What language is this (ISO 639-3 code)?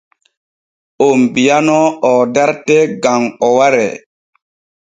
fue